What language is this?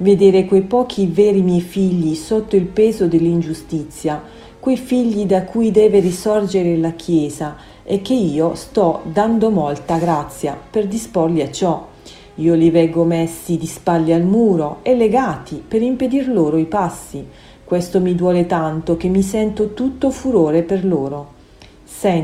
Italian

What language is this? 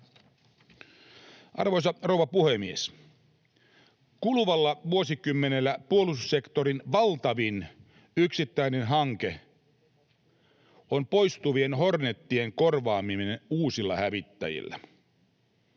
Finnish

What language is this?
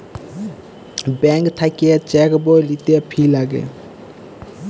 Bangla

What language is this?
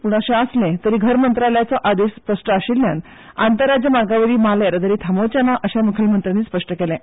Konkani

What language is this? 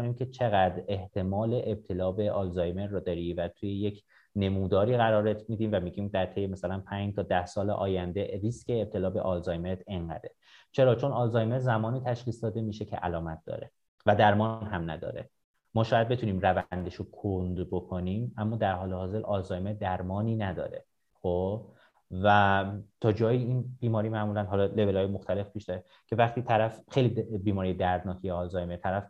Persian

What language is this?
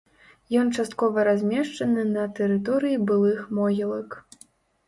Belarusian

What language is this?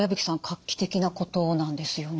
Japanese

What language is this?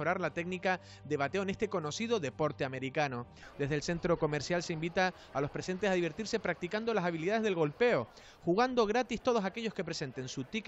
Spanish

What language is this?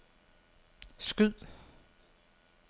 Danish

